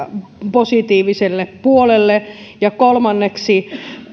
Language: Finnish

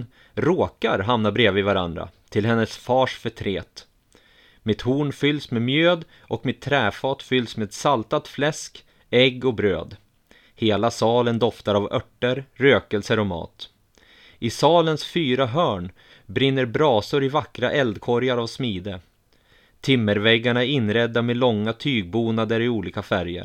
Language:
Swedish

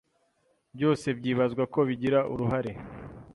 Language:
Kinyarwanda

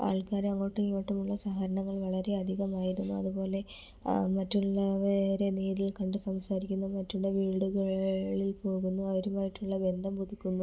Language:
Malayalam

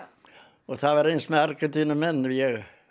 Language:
Icelandic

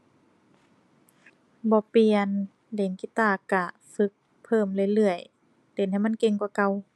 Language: Thai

